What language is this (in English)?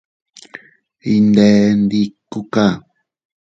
Teutila Cuicatec